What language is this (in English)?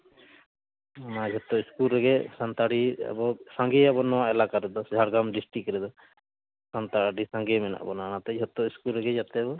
Santali